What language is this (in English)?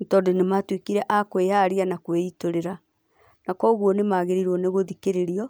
Kikuyu